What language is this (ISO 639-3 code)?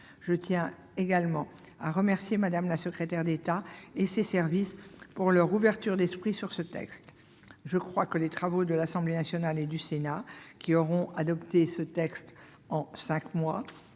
fra